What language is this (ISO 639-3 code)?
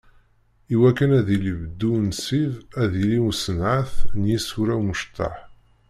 kab